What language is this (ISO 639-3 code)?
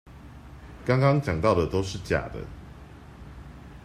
zho